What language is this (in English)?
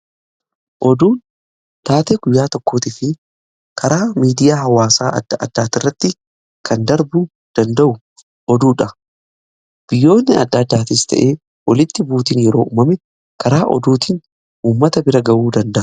Oromo